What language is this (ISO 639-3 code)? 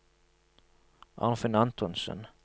nor